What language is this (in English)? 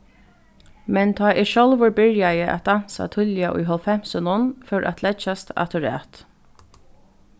Faroese